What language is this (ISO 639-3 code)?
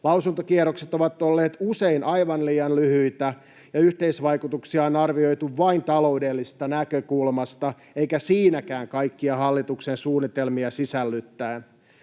fin